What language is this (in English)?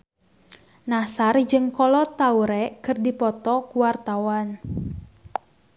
Sundanese